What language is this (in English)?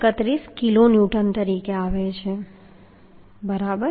Gujarati